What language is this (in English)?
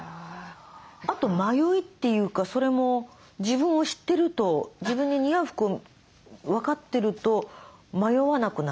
Japanese